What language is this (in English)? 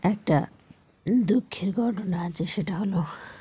Bangla